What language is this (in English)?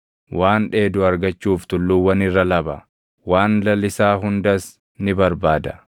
Oromo